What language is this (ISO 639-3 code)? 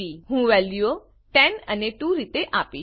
guj